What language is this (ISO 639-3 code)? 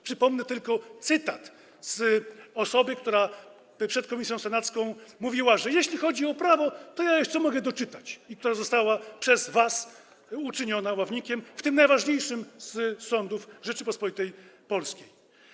pol